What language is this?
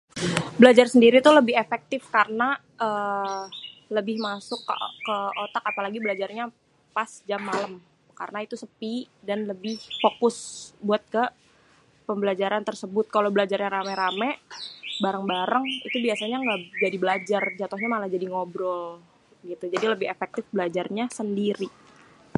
Betawi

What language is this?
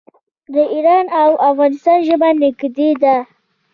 Pashto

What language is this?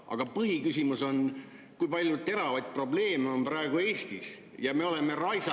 Estonian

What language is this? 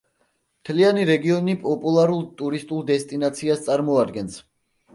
Georgian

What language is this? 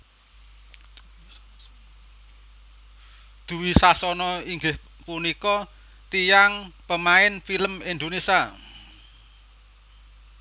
Javanese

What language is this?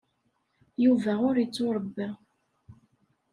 Kabyle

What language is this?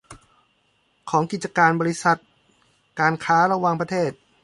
Thai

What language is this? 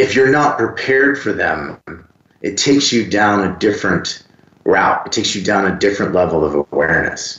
English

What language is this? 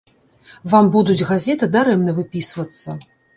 Belarusian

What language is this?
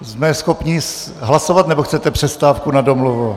Czech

